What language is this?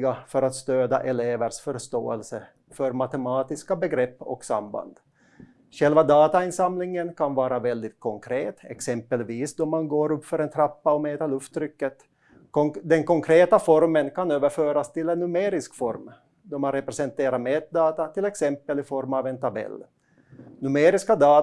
Swedish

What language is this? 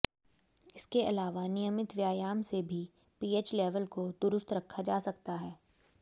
Hindi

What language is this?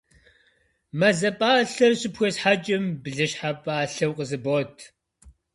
Kabardian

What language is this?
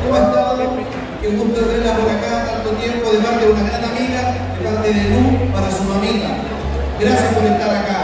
Spanish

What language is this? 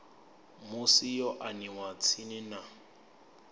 Venda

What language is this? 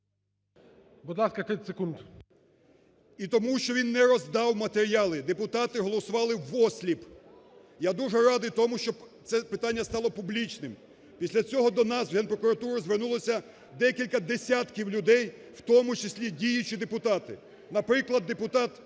Ukrainian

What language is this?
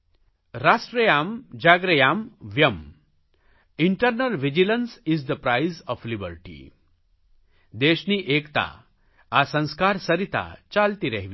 Gujarati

